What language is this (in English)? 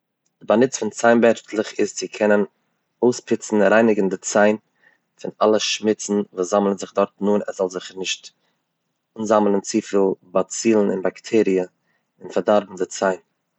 Yiddish